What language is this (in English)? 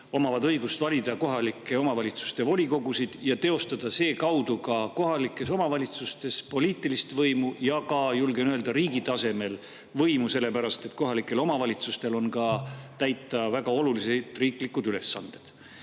Estonian